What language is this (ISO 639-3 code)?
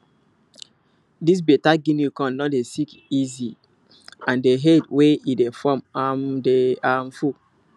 pcm